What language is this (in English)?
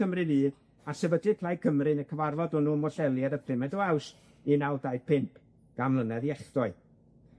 Welsh